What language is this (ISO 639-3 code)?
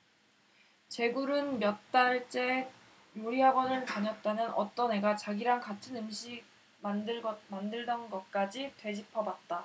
kor